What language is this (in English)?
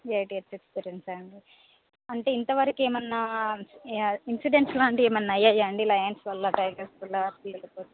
Telugu